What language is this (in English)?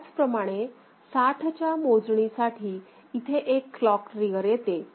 Marathi